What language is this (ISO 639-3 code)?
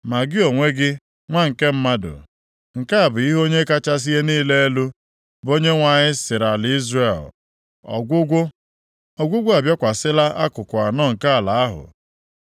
ibo